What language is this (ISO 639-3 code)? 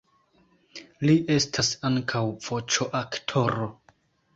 epo